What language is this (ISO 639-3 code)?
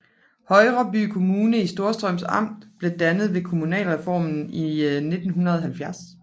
dan